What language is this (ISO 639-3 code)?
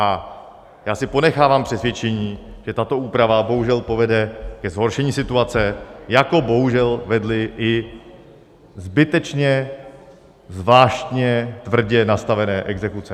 ces